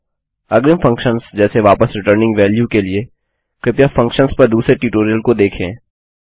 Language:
Hindi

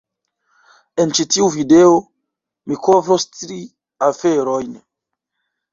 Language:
Esperanto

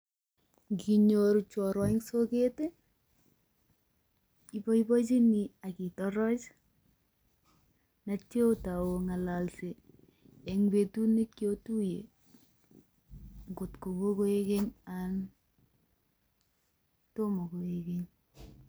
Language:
Kalenjin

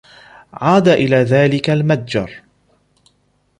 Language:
Arabic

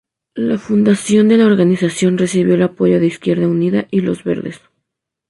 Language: Spanish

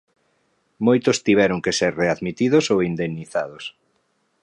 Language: Galician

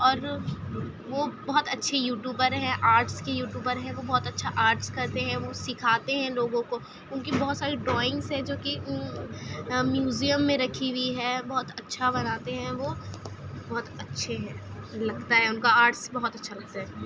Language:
Urdu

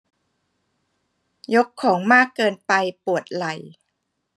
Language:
Thai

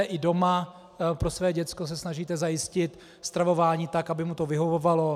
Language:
Czech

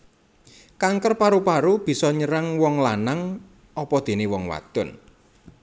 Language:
Javanese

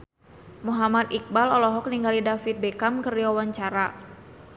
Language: Sundanese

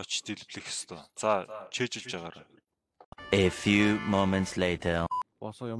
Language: Turkish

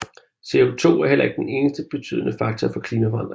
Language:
Danish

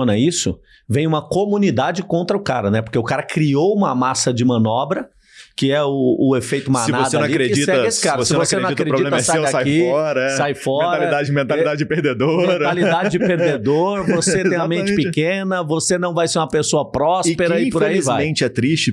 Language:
Portuguese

